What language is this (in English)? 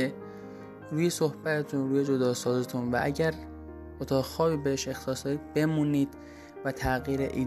Persian